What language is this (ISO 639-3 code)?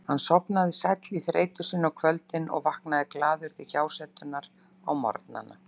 isl